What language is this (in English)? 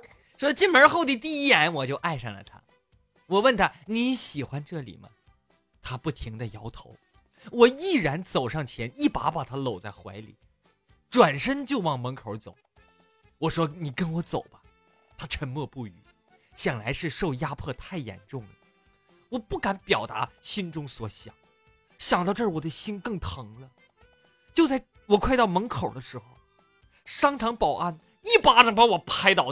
Chinese